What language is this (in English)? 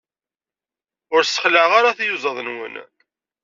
Kabyle